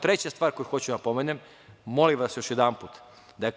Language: Serbian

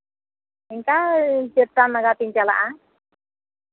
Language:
Santali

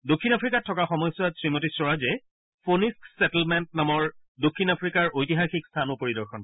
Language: Assamese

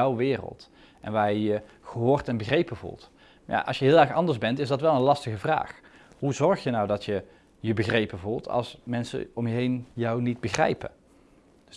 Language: Dutch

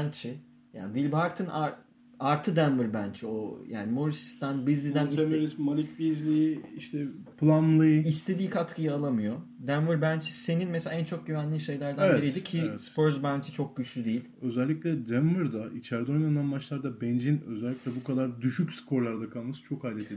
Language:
Turkish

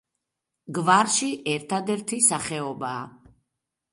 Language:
Georgian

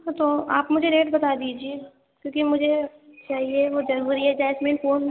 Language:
Urdu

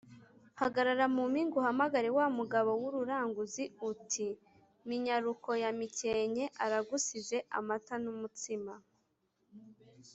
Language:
Kinyarwanda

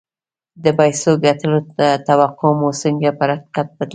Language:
Pashto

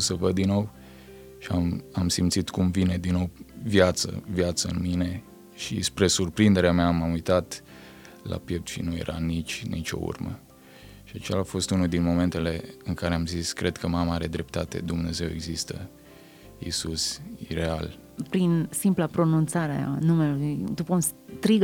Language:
Romanian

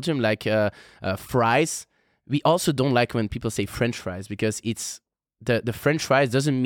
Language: English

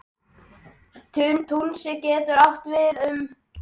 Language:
Icelandic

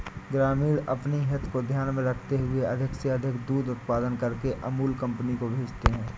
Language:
Hindi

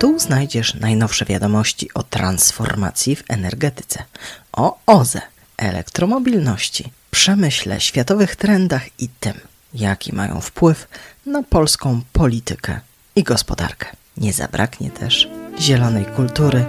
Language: Polish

